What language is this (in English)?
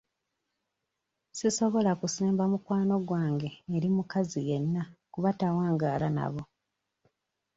Ganda